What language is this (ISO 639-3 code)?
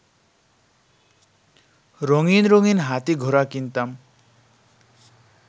ben